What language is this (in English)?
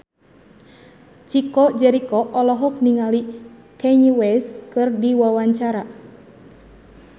Sundanese